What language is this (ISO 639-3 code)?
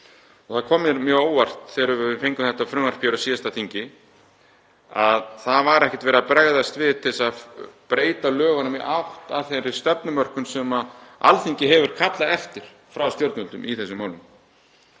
isl